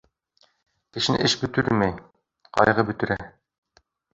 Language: Bashkir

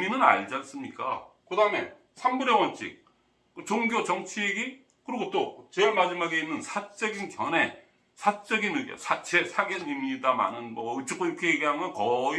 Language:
Korean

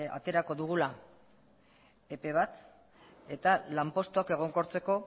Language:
Basque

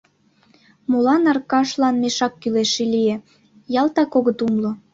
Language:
Mari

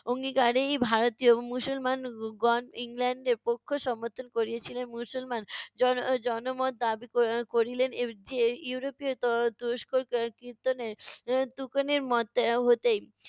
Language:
Bangla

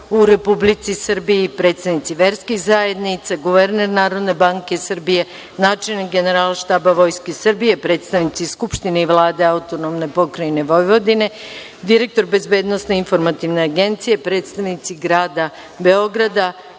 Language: Serbian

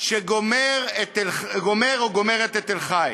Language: Hebrew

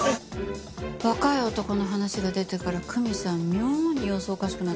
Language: Japanese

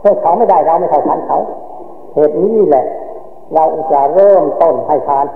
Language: Thai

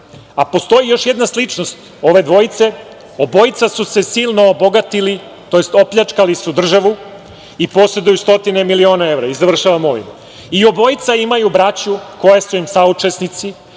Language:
Serbian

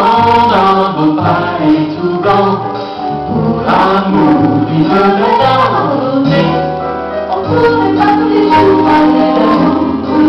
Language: Korean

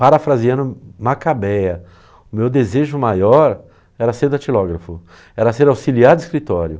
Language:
Portuguese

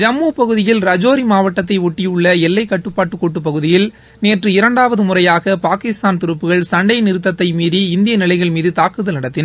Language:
Tamil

